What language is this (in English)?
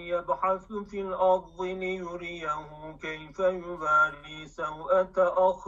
Turkish